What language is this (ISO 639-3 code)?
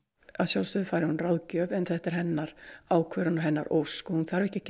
isl